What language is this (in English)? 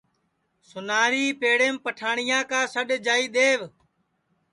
Sansi